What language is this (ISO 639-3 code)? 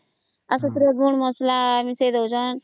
ori